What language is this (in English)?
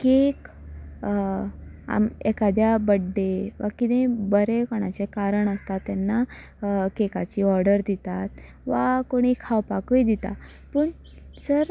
Konkani